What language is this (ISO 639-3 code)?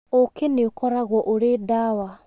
kik